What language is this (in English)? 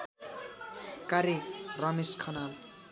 Nepali